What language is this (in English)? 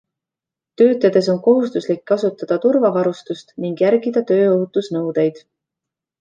Estonian